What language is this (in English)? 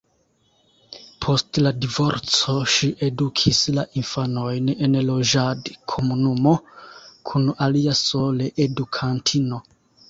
Esperanto